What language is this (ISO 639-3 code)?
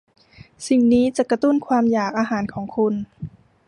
tha